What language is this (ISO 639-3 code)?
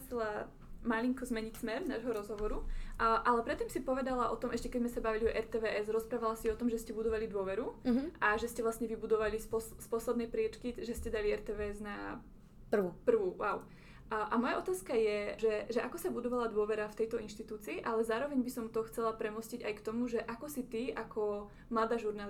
slk